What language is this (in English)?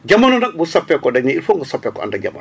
Wolof